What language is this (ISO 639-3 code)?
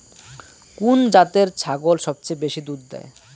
ben